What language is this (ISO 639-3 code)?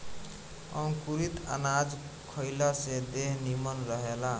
bho